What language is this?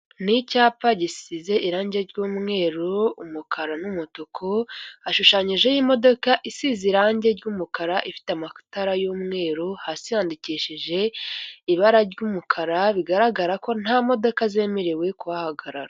Kinyarwanda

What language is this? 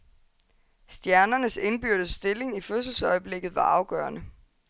Danish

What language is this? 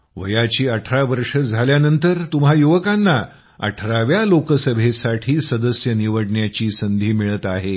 Marathi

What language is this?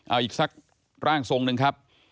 Thai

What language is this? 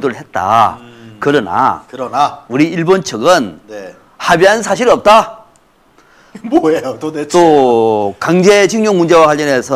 Korean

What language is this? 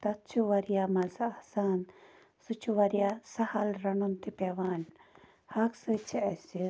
Kashmiri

